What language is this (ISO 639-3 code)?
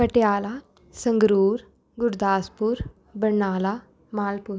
pan